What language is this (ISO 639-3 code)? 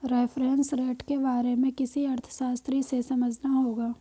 hin